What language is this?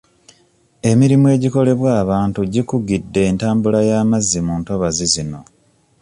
Ganda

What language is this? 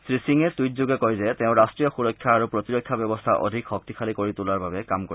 Assamese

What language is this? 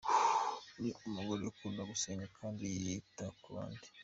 Kinyarwanda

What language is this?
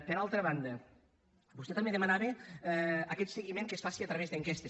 Catalan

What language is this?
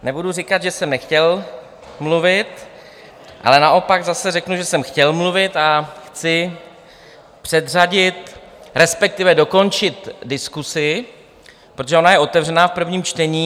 Czech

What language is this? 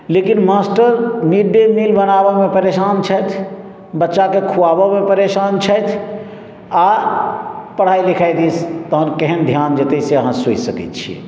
Maithili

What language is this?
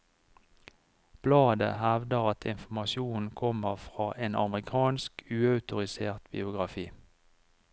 Norwegian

